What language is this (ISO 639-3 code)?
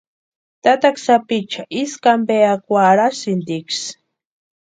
pua